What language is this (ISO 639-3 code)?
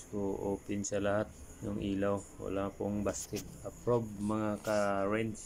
fil